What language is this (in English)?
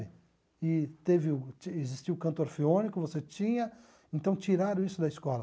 Portuguese